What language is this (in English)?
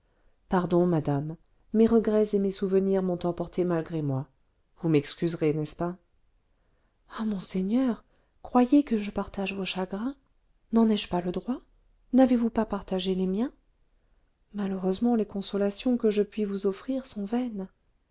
French